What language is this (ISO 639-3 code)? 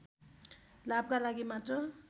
nep